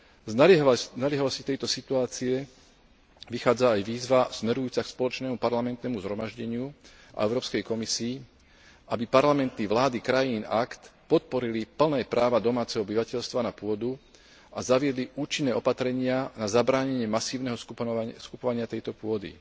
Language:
Slovak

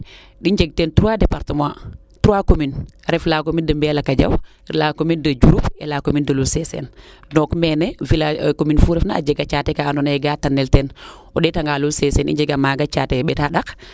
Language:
Serer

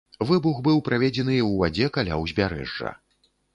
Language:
Belarusian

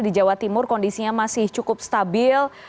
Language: Indonesian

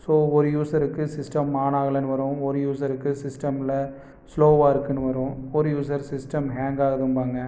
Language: Tamil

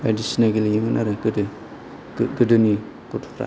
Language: Bodo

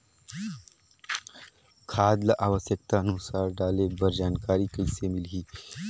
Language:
Chhattisgarhi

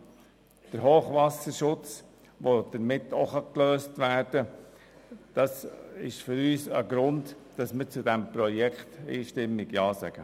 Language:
Swiss German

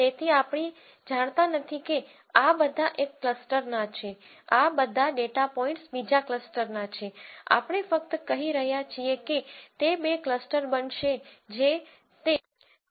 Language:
Gujarati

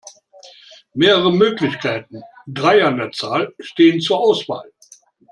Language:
German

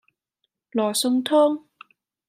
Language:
Cantonese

